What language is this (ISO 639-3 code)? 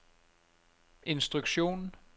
nor